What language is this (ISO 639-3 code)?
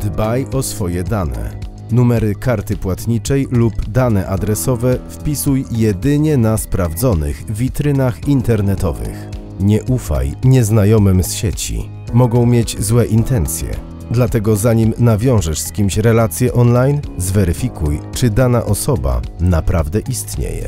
pol